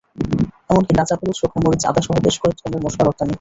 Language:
Bangla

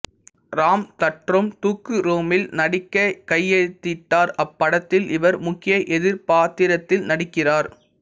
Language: Tamil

